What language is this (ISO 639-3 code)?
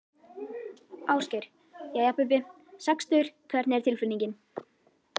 isl